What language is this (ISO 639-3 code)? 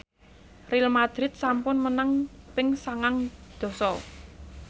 jav